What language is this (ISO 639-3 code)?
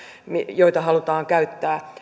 fin